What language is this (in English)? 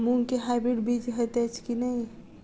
Maithili